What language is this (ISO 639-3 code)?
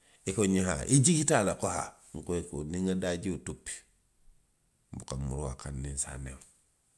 mlq